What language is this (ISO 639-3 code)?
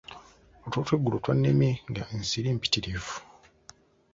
lug